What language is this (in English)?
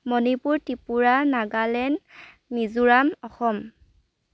Assamese